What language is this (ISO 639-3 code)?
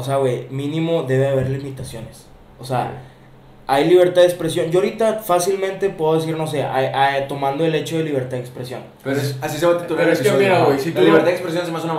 spa